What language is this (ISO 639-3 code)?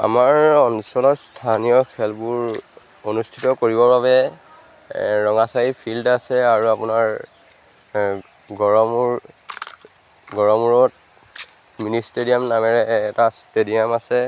asm